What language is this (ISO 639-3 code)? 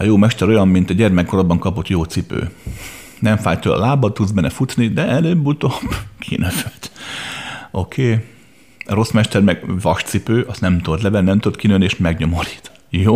hun